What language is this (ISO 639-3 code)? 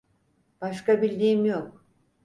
tur